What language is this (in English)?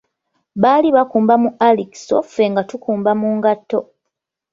Ganda